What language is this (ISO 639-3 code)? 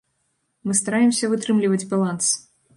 bel